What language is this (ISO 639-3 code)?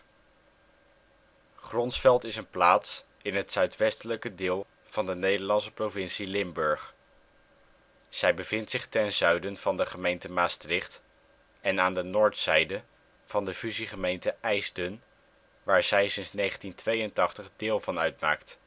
nld